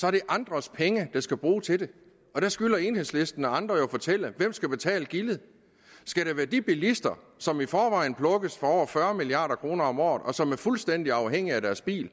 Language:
Danish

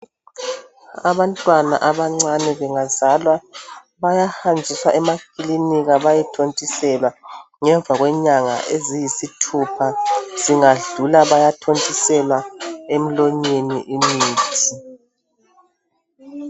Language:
North Ndebele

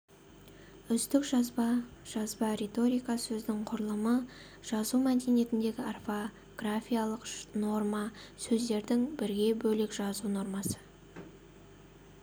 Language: Kazakh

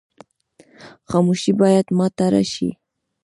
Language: Pashto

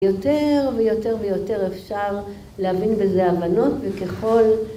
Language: Hebrew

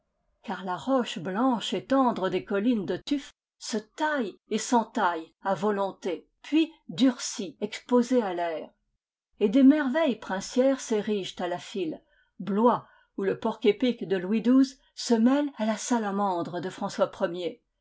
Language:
French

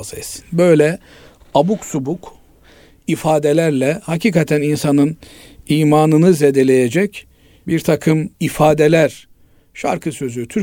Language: Turkish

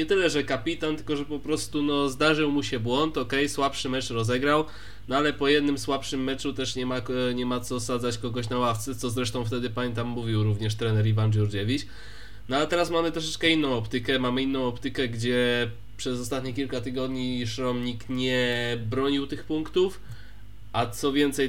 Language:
Polish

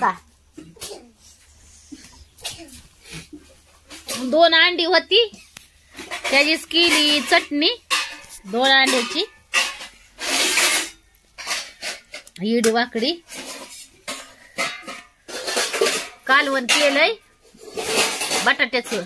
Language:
Indonesian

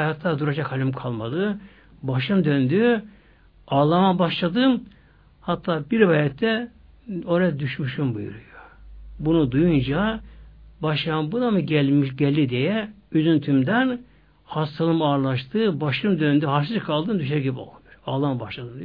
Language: Turkish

